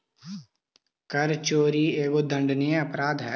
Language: Magahi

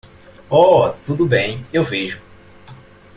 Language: Portuguese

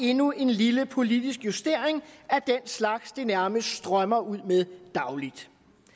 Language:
Danish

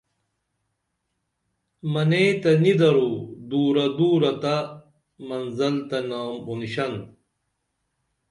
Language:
Dameli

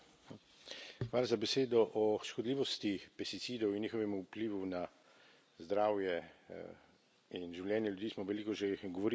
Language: Slovenian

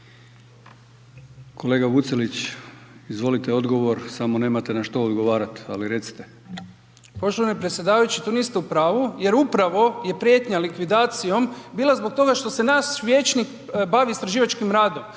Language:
Croatian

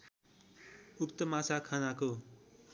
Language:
Nepali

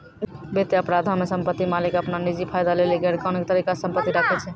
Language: Maithili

